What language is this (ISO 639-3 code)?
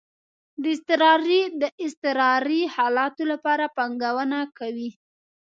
pus